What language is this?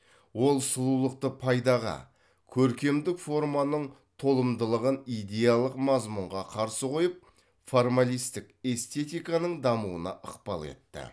Kazakh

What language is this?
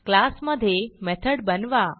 Marathi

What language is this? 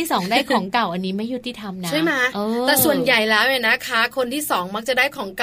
Thai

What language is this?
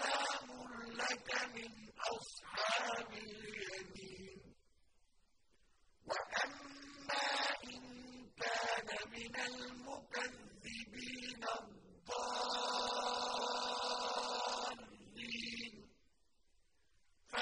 Arabic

